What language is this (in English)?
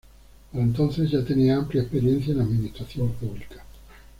Spanish